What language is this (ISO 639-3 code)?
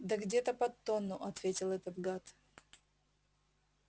rus